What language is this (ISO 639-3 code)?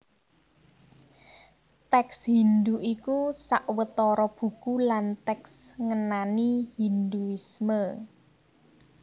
jav